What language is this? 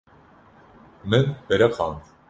Kurdish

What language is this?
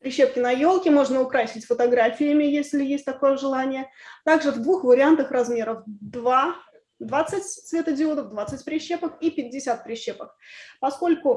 Russian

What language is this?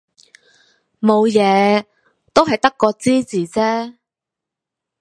Cantonese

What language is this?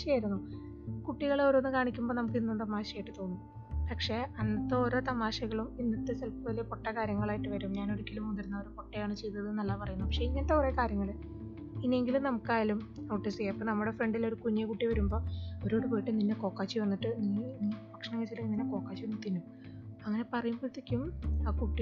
Malayalam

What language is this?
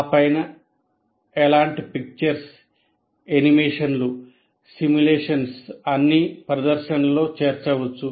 Telugu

